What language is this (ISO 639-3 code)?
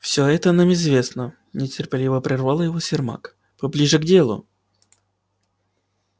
rus